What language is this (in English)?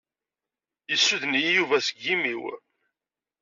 Kabyle